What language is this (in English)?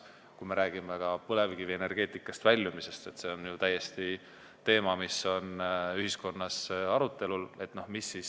Estonian